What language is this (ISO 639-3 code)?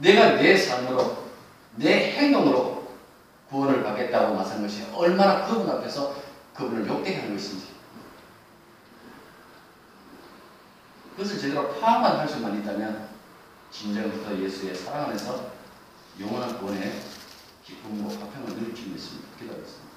kor